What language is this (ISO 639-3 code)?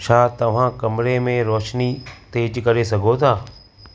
snd